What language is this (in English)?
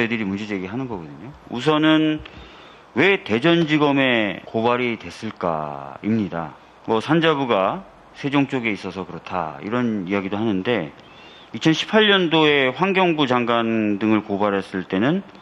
Korean